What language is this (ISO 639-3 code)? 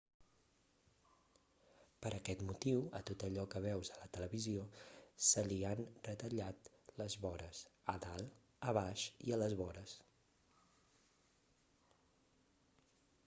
cat